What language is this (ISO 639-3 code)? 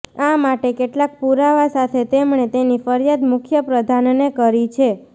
guj